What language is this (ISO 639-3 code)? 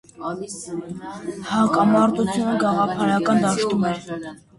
hye